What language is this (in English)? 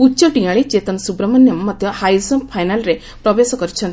Odia